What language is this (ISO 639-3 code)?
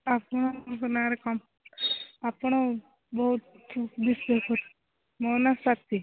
ori